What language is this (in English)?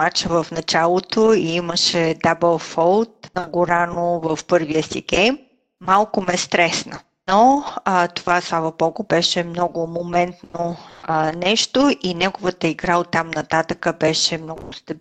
Bulgarian